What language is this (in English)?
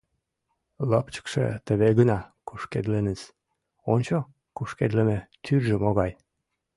Mari